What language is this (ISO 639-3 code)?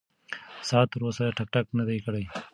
pus